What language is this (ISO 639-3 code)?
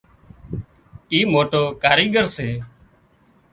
kxp